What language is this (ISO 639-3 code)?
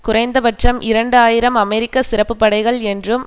tam